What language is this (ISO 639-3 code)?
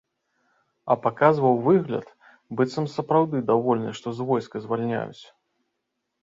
bel